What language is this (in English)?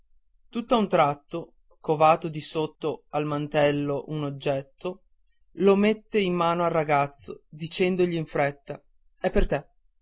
Italian